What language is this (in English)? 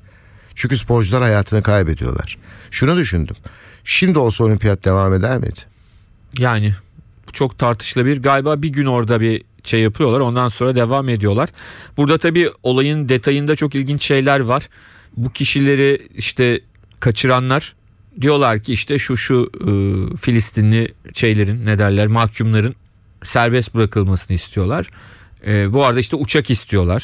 Turkish